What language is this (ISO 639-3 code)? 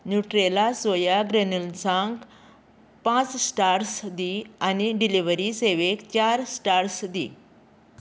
kok